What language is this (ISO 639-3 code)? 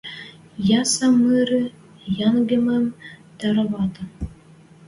mrj